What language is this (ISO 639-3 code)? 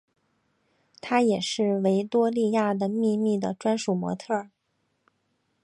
zho